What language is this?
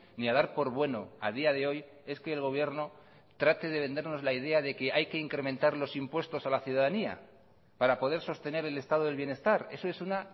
Spanish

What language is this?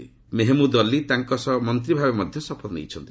Odia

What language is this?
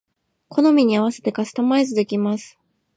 Japanese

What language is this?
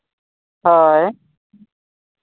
Santali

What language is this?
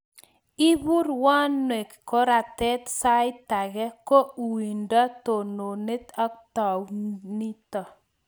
Kalenjin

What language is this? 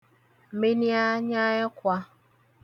Igbo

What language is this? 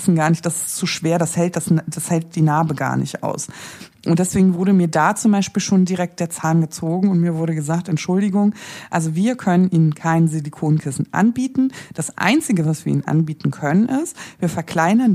German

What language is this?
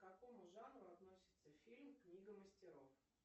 Russian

